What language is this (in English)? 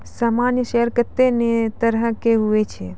Maithili